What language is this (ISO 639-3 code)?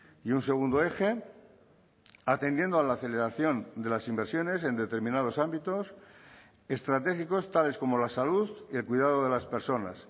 spa